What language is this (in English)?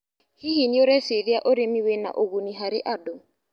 Kikuyu